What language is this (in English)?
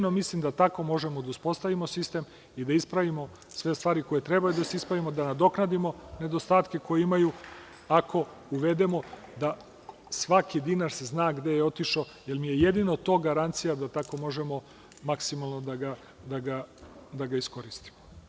Serbian